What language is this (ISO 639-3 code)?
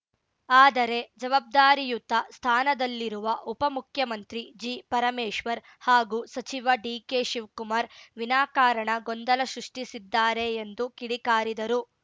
kan